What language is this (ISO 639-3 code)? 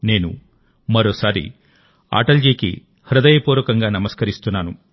tel